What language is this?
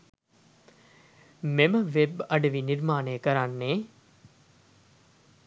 Sinhala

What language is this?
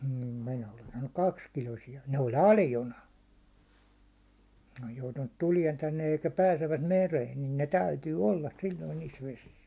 Finnish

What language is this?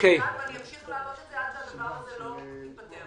Hebrew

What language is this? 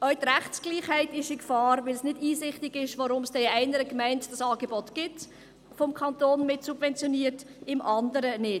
Swiss German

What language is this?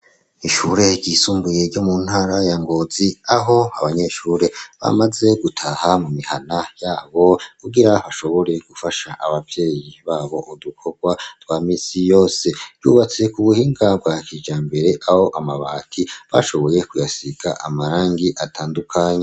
Rundi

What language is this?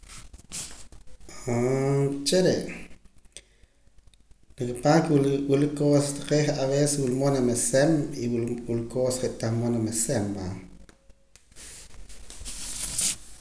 Poqomam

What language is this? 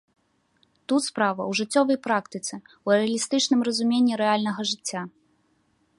Belarusian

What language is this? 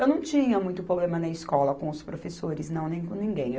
Portuguese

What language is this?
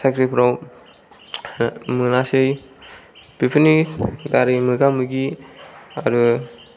Bodo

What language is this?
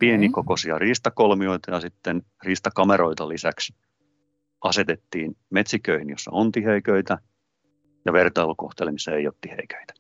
Finnish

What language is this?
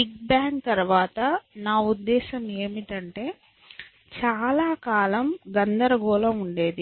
Telugu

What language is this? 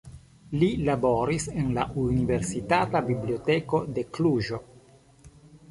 Esperanto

